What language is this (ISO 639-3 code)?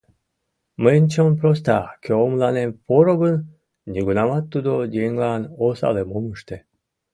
chm